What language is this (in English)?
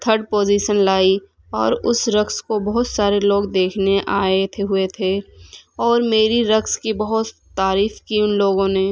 Urdu